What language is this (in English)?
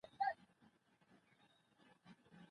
Pashto